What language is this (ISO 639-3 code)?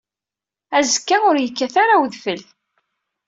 kab